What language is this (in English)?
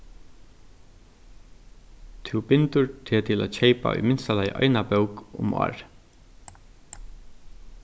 Faroese